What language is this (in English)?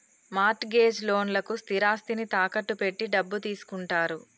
Telugu